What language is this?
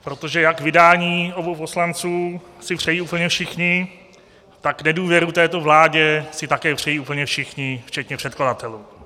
Czech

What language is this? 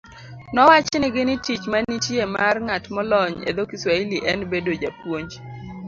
Luo (Kenya and Tanzania)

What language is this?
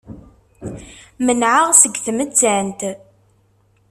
Kabyle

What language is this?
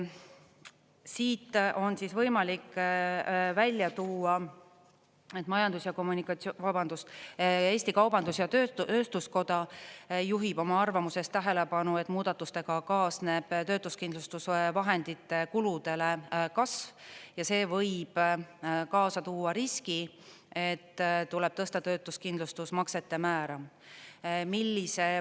Estonian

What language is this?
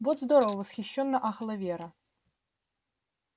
Russian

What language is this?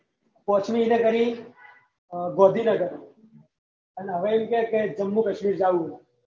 Gujarati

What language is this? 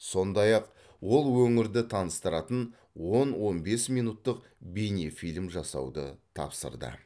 Kazakh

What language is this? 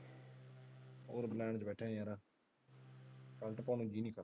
Punjabi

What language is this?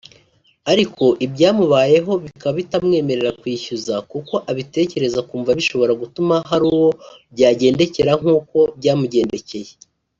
Kinyarwanda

